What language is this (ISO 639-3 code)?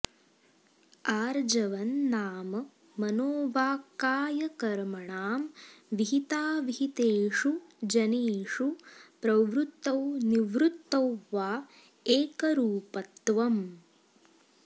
san